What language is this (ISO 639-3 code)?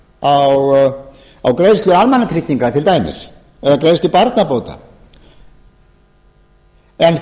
isl